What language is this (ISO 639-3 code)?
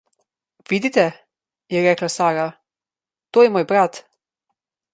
slv